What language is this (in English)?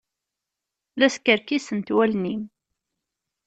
Kabyle